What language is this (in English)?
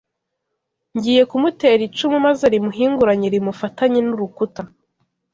Kinyarwanda